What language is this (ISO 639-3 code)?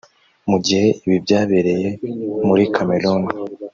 kin